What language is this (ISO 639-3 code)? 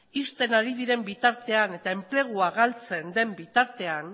eus